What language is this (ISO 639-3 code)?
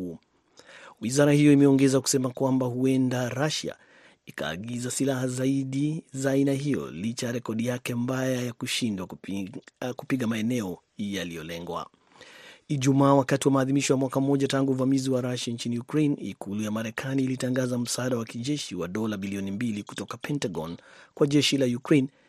swa